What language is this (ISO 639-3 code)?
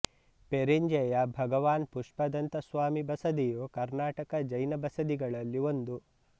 kan